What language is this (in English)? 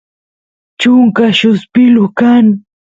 Santiago del Estero Quichua